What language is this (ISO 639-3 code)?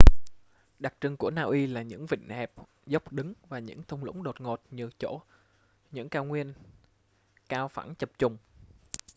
vie